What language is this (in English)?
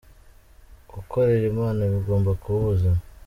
Kinyarwanda